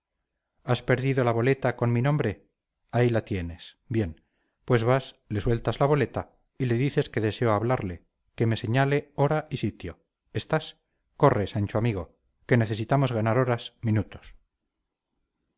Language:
Spanish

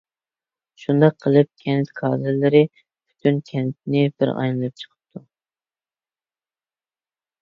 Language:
Uyghur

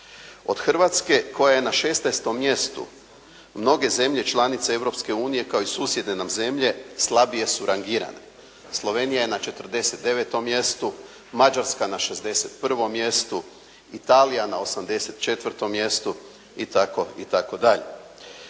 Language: Croatian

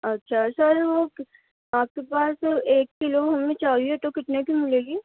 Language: Urdu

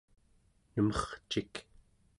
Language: Central Yupik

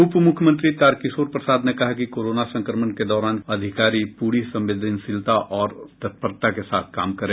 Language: Hindi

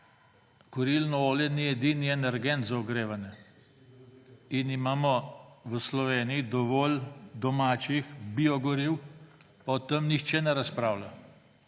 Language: Slovenian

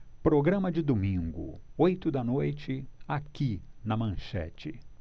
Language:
Portuguese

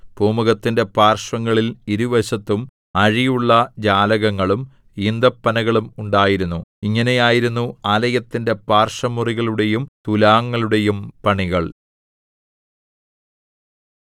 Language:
Malayalam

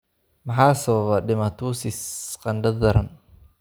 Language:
Somali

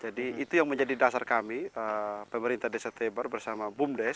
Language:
Indonesian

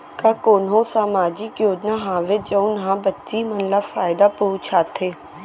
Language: Chhattisgarhi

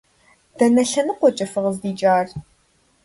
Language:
Kabardian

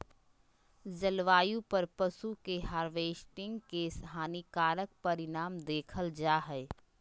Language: Magahi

